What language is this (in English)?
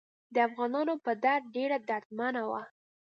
Pashto